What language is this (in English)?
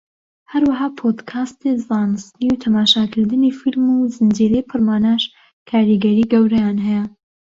Central Kurdish